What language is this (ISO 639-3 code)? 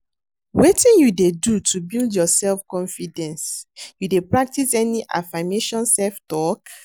pcm